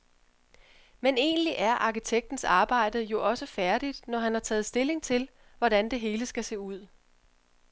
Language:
Danish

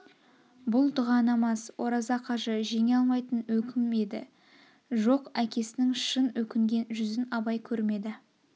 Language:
Kazakh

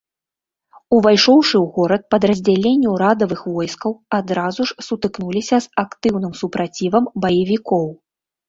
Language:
Belarusian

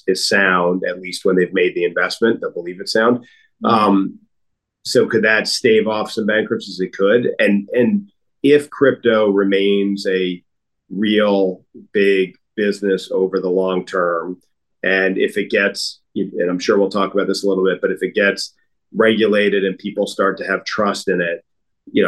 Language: English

